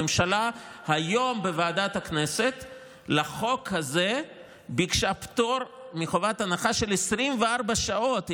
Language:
Hebrew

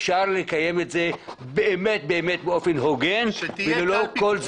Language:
Hebrew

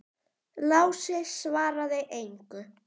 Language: Icelandic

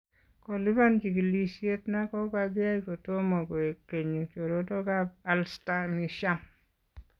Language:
Kalenjin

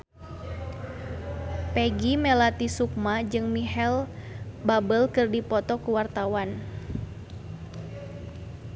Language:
Sundanese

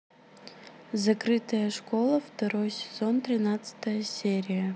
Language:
Russian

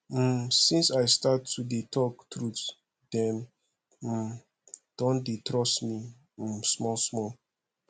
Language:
Nigerian Pidgin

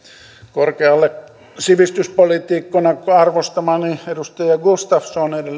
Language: Finnish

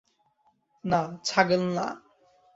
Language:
Bangla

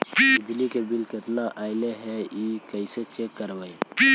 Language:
Magahi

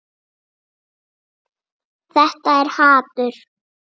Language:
Icelandic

